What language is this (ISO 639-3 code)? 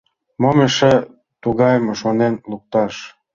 chm